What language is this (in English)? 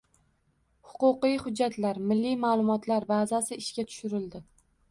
Uzbek